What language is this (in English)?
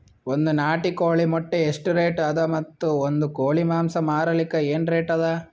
Kannada